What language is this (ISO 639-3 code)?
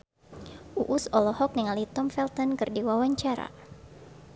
sun